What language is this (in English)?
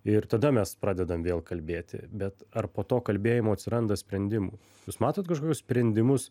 Lithuanian